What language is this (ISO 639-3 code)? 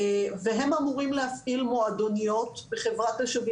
heb